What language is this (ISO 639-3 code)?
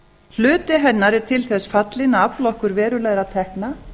isl